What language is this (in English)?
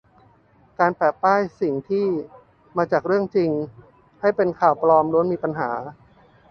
Thai